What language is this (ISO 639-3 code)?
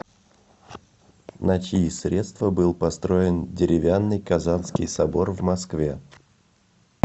rus